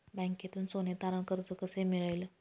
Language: Marathi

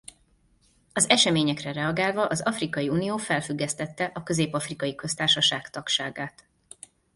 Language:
Hungarian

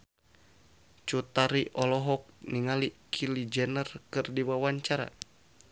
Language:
Sundanese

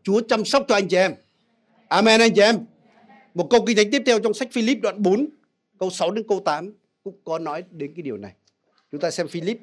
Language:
Vietnamese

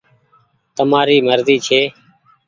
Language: Goaria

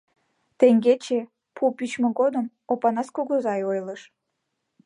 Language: Mari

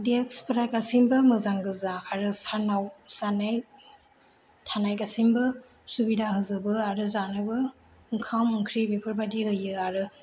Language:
Bodo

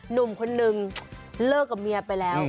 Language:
Thai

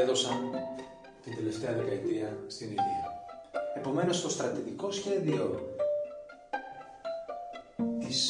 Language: Greek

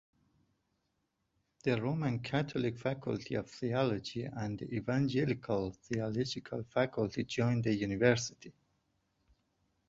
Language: English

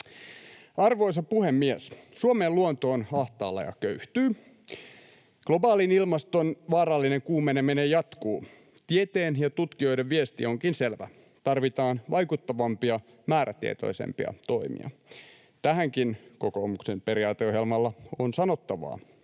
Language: Finnish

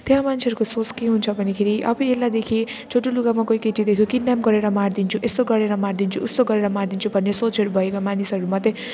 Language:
Nepali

